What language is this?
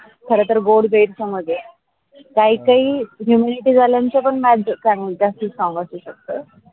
Marathi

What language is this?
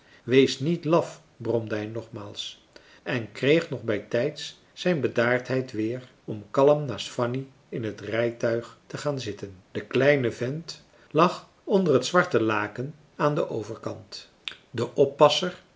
Dutch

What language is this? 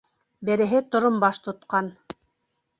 Bashkir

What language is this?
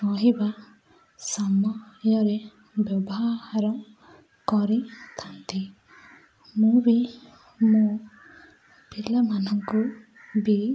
Odia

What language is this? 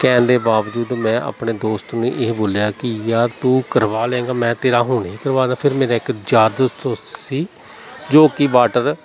Punjabi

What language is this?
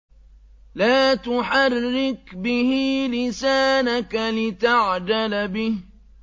Arabic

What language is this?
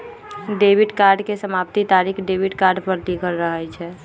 Magahi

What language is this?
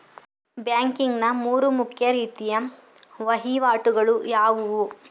Kannada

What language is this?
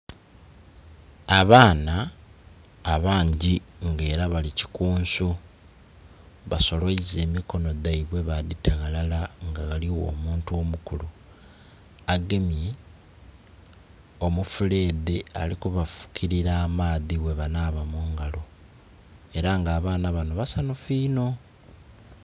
Soga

